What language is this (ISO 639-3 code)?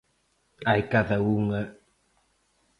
glg